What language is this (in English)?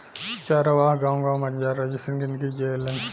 Bhojpuri